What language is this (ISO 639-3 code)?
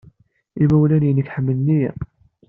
kab